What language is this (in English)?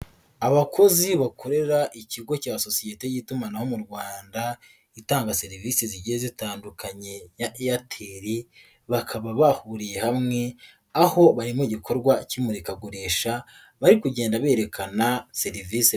Kinyarwanda